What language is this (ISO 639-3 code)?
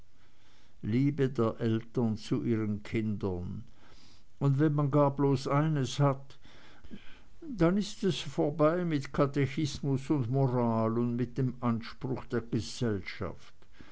deu